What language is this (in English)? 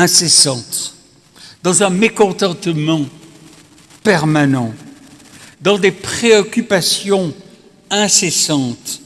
French